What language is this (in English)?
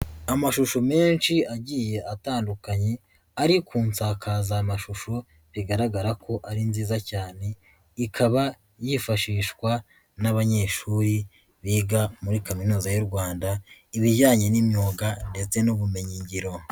Kinyarwanda